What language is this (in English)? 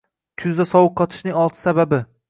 Uzbek